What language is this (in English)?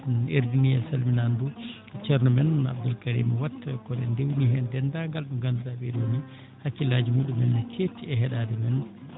Fula